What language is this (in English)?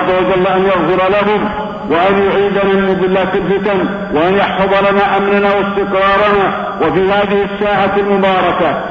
Arabic